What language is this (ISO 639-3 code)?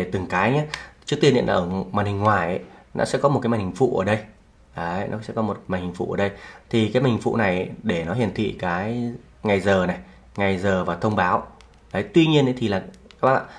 vie